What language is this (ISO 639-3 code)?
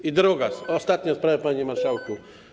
pol